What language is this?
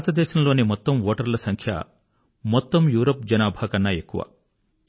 Telugu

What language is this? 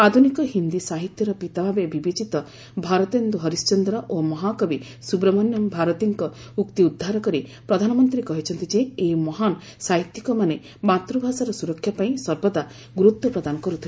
Odia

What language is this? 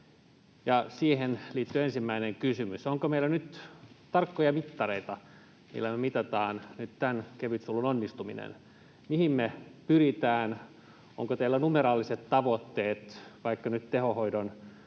Finnish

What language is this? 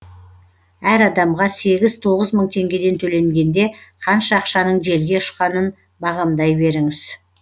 Kazakh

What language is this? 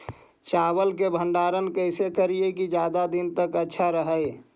Magahi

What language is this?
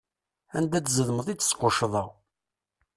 Kabyle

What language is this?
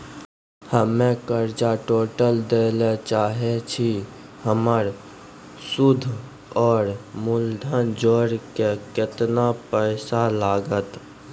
Maithili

